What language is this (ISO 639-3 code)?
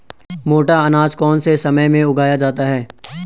hin